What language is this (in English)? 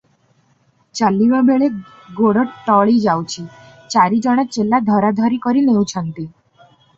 Odia